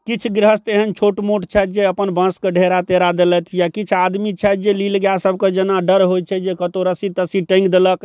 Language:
Maithili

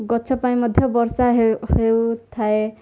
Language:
Odia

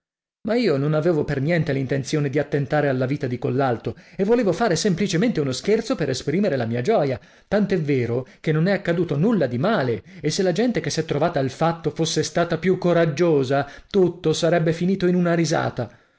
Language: Italian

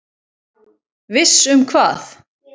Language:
Icelandic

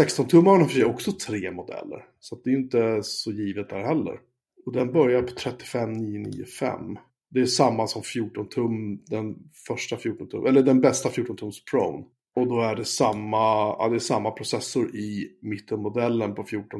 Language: Swedish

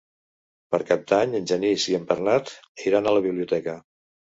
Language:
Catalan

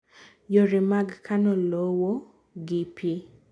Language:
Luo (Kenya and Tanzania)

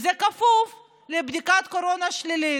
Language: Hebrew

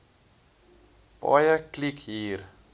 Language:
Afrikaans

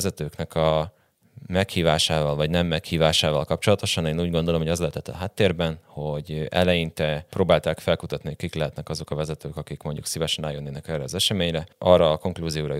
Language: Hungarian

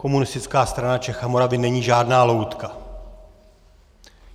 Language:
Czech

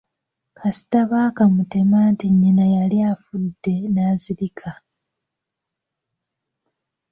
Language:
Ganda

